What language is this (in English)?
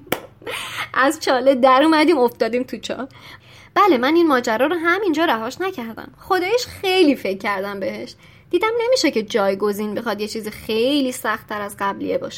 Persian